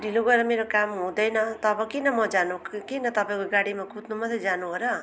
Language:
Nepali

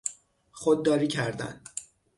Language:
Persian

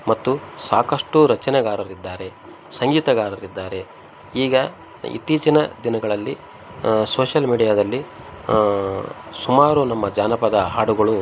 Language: Kannada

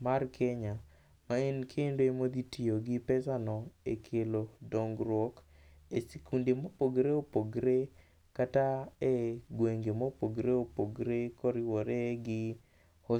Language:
Luo (Kenya and Tanzania)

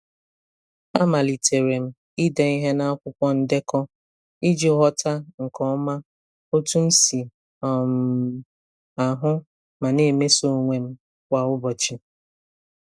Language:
Igbo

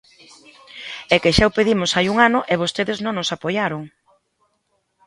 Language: Galician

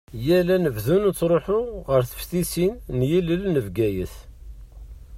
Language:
Kabyle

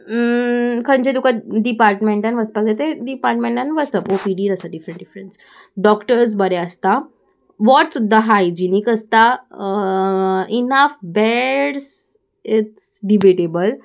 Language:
Konkani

